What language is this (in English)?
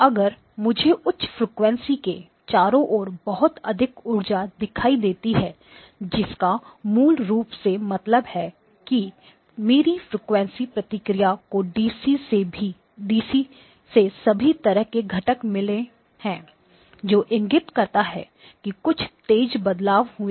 Hindi